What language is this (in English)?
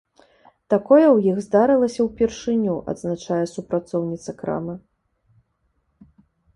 Belarusian